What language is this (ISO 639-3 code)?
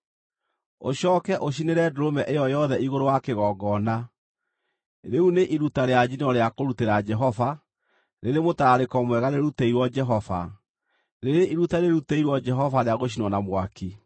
kik